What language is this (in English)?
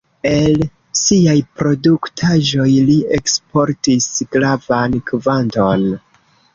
Esperanto